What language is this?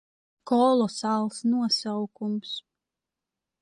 Latvian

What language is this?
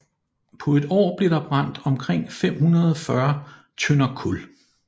Danish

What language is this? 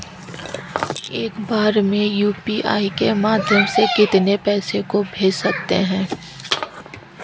Hindi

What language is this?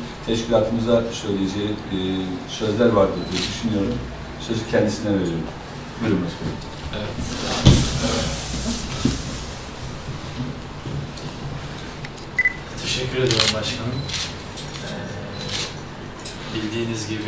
Turkish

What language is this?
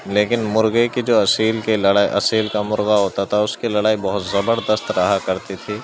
Urdu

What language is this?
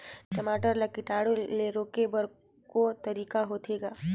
Chhattisgarhi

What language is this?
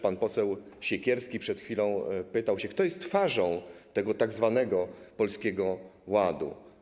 Polish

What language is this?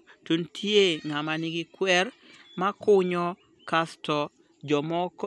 Luo (Kenya and Tanzania)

